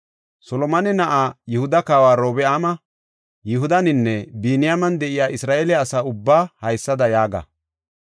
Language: Gofa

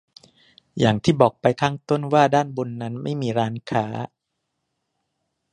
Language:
Thai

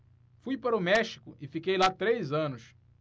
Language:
Portuguese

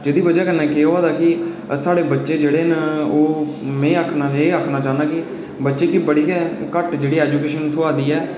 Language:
Dogri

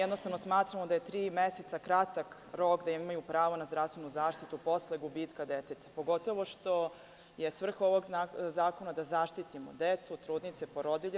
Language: Serbian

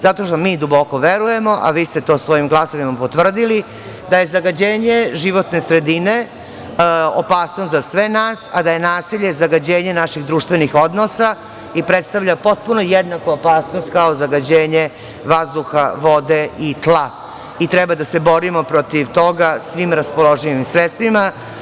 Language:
Serbian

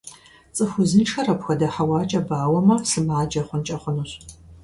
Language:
Kabardian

